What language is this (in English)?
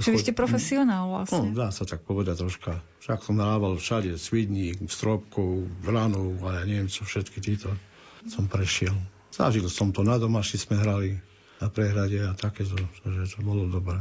Slovak